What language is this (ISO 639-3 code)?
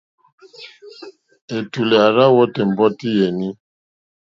bri